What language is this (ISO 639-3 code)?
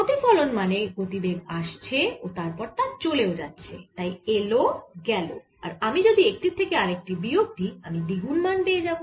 ben